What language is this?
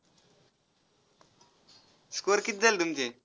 Marathi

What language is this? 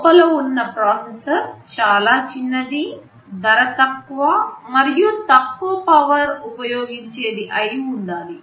Telugu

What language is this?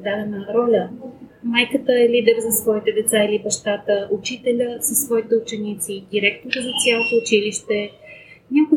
Bulgarian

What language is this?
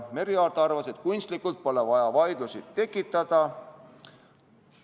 Estonian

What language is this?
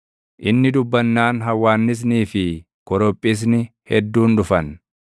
Oromo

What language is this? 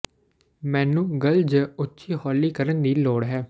Punjabi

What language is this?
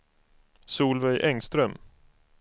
Swedish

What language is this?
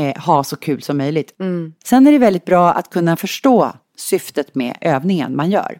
Swedish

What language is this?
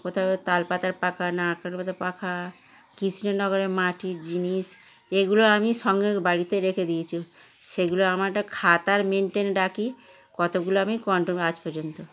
Bangla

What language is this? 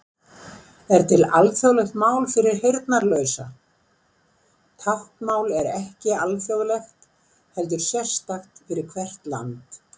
Icelandic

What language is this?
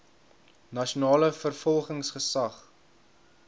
Afrikaans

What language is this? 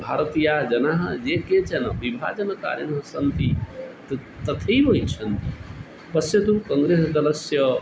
Sanskrit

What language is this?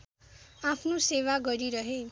Nepali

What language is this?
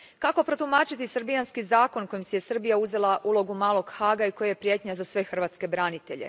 Croatian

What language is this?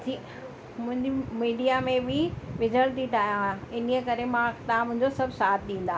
Sindhi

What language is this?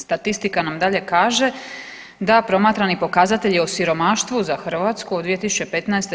Croatian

